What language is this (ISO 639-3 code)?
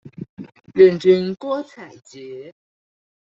zho